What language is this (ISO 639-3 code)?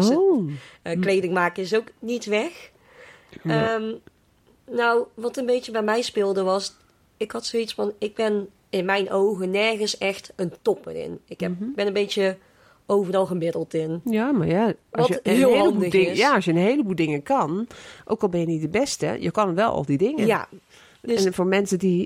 nld